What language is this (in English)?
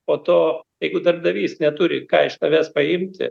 Lithuanian